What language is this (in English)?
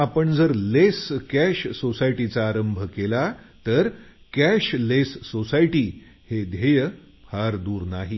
Marathi